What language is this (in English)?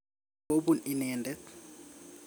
Kalenjin